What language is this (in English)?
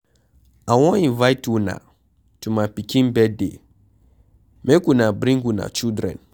Nigerian Pidgin